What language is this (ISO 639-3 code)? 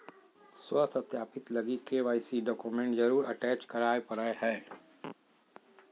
mag